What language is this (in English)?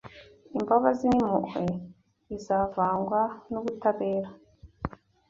Kinyarwanda